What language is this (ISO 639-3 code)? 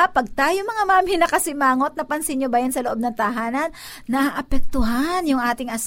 fil